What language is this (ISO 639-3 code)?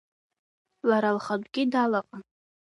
abk